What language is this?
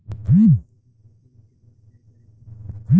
Bhojpuri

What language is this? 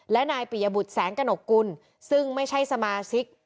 Thai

